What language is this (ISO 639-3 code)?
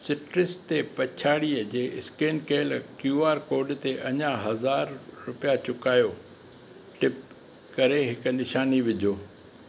snd